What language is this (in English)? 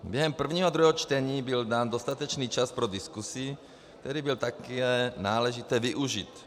Czech